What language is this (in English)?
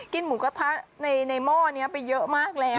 Thai